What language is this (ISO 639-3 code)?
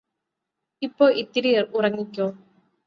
mal